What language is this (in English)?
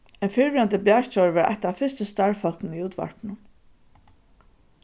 Faroese